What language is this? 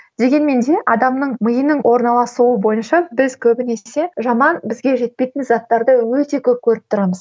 Kazakh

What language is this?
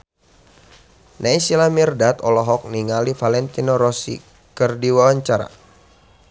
Sundanese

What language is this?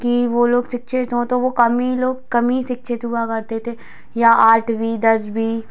Hindi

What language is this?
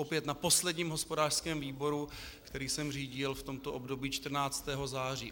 Czech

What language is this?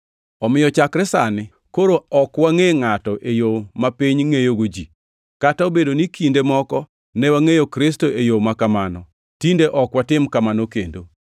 Luo (Kenya and Tanzania)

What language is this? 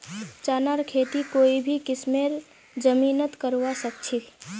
Magahi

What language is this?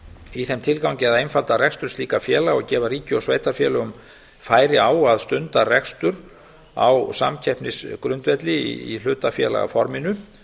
Icelandic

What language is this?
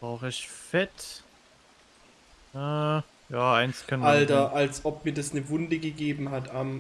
German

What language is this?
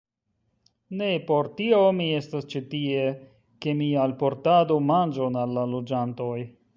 Esperanto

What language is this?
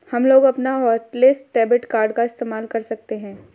Hindi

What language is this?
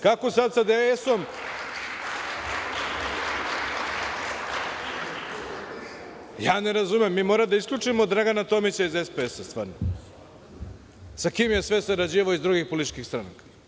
Serbian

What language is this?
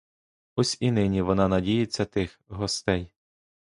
Ukrainian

